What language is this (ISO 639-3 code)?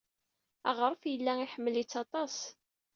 kab